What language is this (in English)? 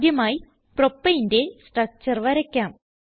Malayalam